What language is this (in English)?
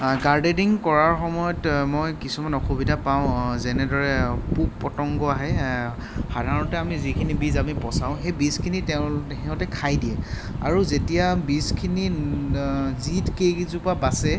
Assamese